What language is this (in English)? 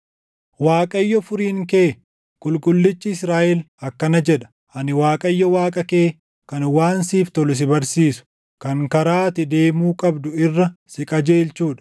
Oromo